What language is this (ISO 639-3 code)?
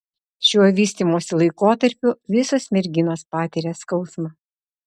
lit